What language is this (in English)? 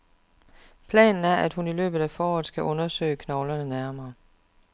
Danish